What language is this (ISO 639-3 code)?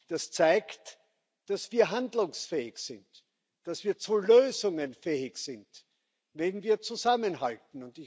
deu